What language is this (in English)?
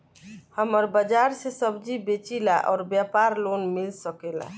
Bhojpuri